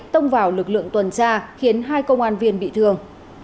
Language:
Vietnamese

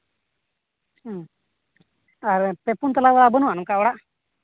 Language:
Santali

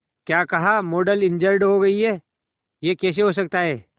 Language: Hindi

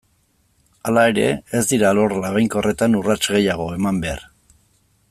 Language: Basque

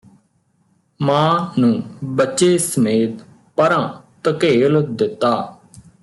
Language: Punjabi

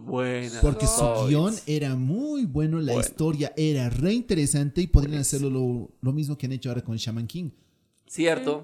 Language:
Spanish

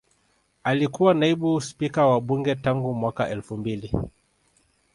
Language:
Swahili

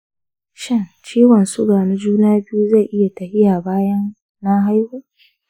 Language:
Hausa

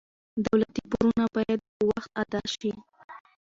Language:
Pashto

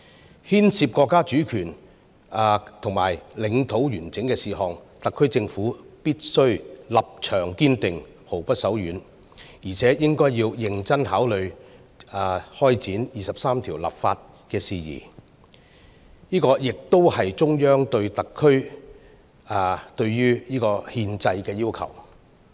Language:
Cantonese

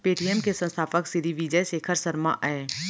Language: Chhattisgarhi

